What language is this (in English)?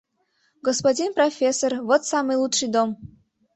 Mari